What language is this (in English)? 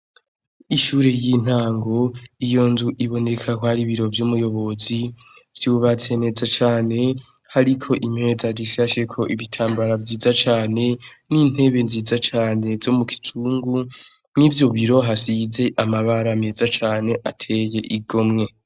Rundi